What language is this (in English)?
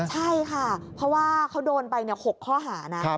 Thai